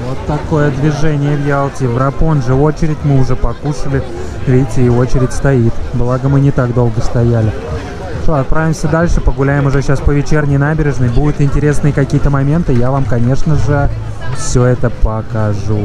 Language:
Russian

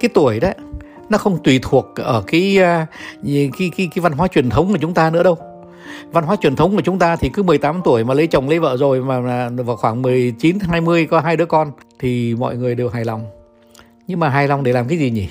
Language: Vietnamese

